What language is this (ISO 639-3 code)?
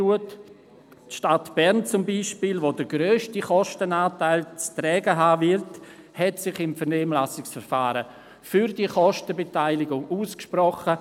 gsw